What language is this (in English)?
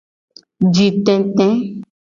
Gen